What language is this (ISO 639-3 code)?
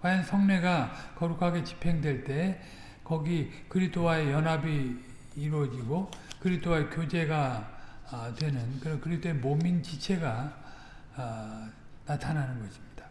kor